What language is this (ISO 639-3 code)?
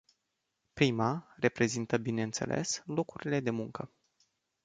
ron